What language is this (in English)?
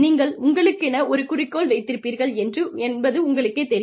Tamil